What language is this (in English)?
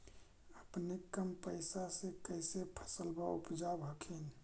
Magahi